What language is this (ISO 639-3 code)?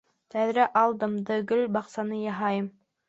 bak